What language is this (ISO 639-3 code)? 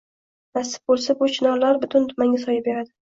uzb